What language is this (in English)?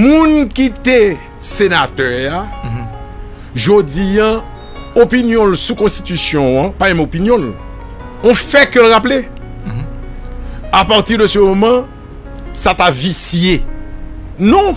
French